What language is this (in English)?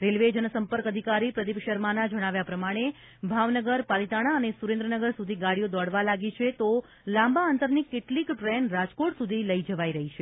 Gujarati